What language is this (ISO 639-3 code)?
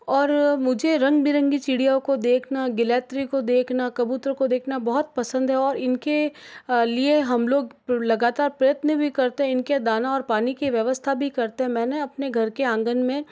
hin